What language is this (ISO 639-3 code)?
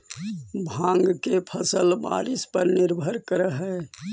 mag